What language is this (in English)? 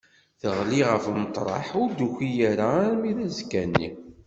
Kabyle